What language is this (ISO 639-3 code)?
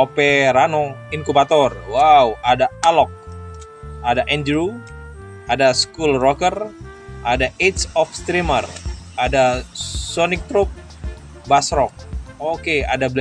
ind